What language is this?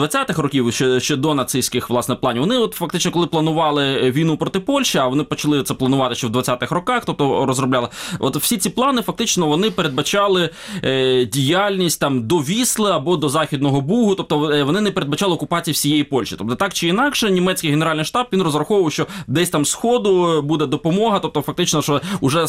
Ukrainian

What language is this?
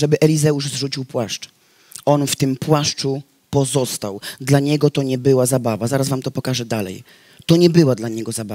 Polish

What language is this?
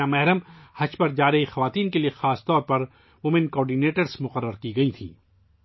Urdu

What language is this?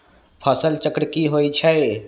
Magahi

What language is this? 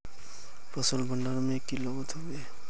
Magahi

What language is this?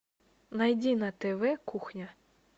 Russian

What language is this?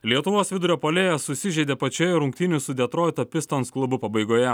Lithuanian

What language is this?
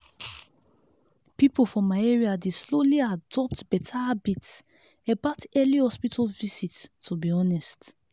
Nigerian Pidgin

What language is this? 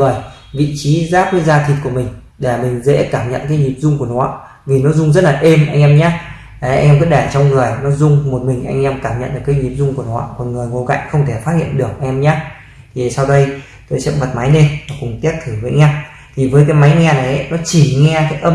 Vietnamese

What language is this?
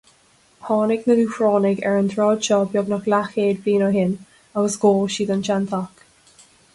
Irish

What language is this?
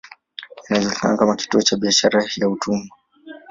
Swahili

